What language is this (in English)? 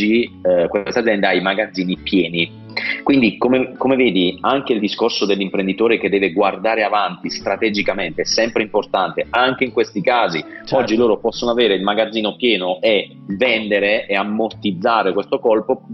Italian